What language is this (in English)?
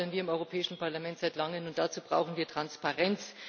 German